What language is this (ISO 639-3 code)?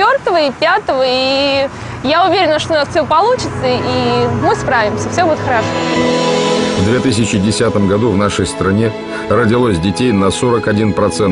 rus